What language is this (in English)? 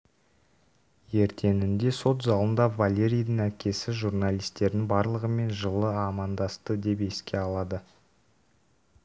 Kazakh